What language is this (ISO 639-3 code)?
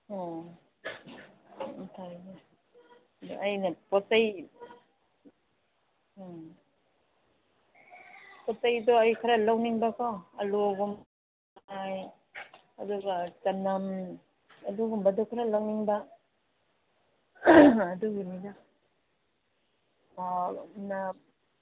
mni